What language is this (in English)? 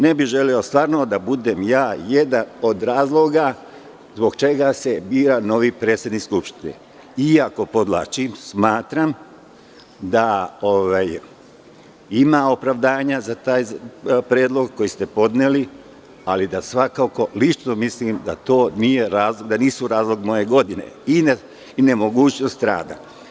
Serbian